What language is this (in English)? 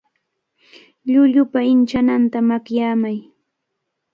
Cajatambo North Lima Quechua